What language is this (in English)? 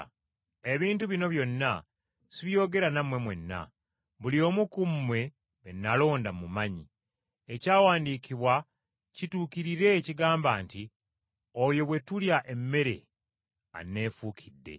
Ganda